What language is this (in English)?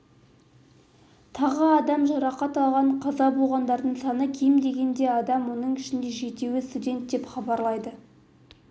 Kazakh